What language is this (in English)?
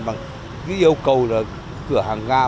Vietnamese